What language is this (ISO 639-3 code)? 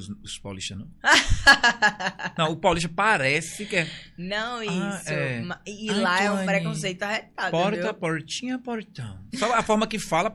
por